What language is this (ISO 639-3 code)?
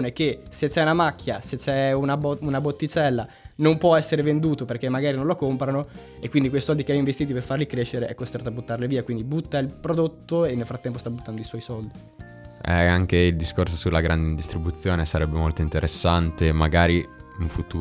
ita